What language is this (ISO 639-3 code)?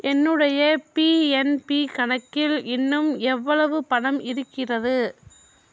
tam